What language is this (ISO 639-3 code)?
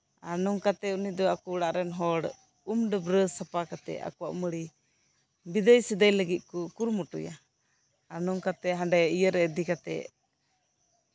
sat